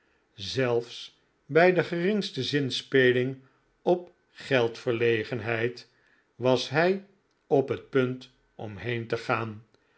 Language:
Dutch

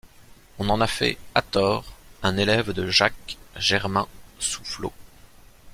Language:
French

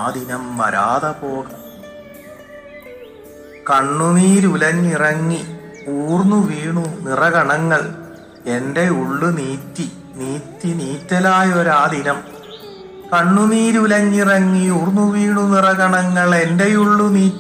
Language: Malayalam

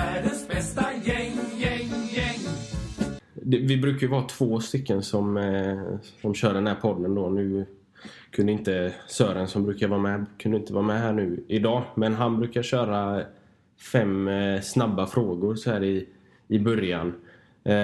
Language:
Swedish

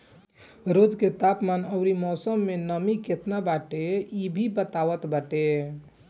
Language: Bhojpuri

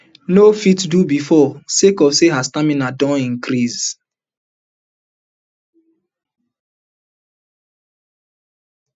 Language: Nigerian Pidgin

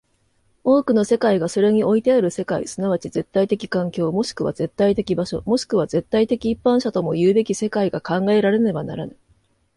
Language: Japanese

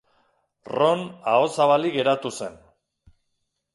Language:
Basque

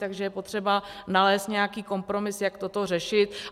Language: Czech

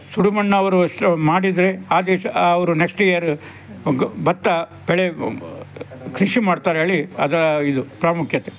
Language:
Kannada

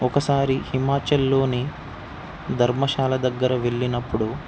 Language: Telugu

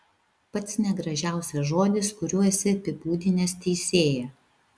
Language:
Lithuanian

